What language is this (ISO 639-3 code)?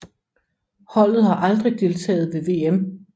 dan